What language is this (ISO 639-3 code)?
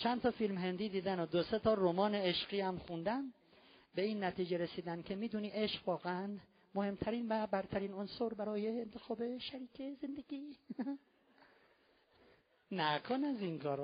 fas